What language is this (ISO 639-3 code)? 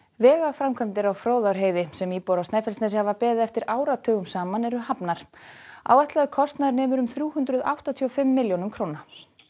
isl